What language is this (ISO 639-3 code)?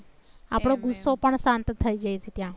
guj